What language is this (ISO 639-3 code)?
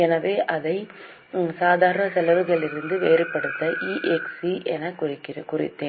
tam